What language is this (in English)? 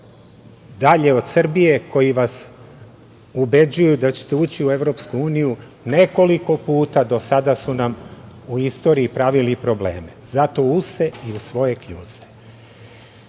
Serbian